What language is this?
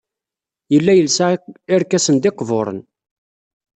Kabyle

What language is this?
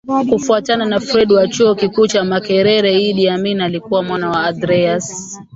Swahili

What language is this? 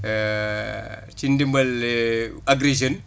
Wolof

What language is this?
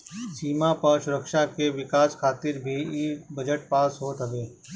Bhojpuri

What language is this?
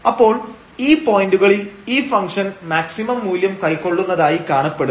Malayalam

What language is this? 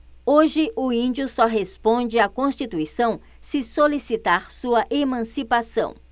Portuguese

